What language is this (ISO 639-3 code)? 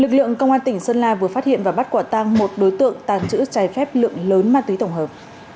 vie